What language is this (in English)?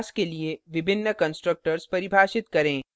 Hindi